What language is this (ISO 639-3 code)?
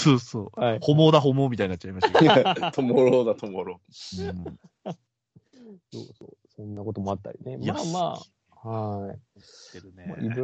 jpn